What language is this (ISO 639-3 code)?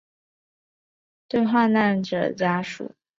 zho